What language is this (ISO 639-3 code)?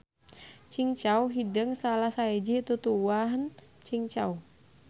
sun